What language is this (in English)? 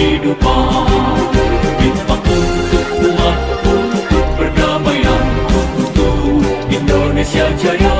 Indonesian